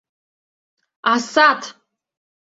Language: Mari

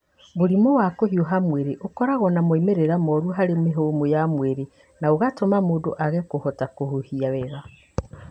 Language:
Kikuyu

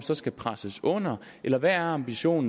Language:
Danish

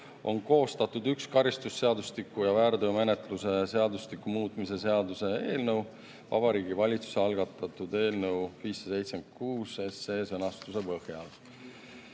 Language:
Estonian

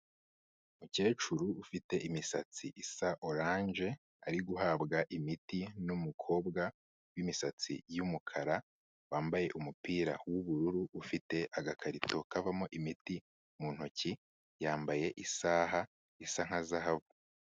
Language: Kinyarwanda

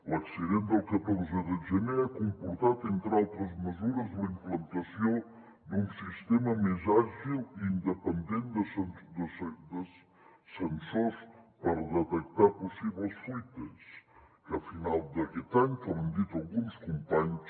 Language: Catalan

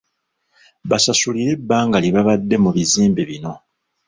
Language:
Ganda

